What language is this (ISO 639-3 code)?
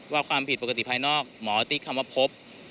tha